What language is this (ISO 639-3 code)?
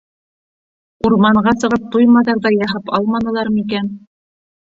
bak